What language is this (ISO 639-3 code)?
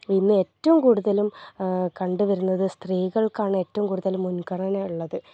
mal